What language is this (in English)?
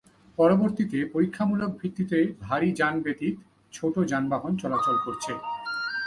Bangla